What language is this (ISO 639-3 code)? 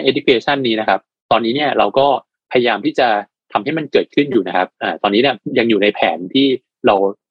tha